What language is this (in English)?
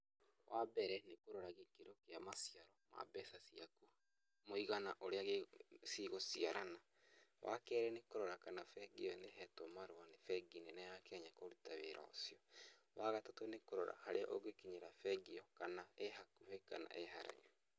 Kikuyu